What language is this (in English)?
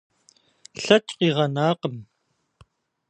Kabardian